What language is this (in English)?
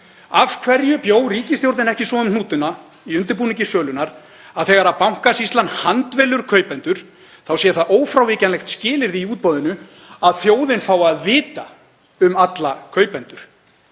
Icelandic